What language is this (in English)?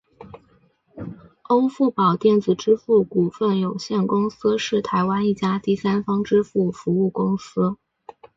Chinese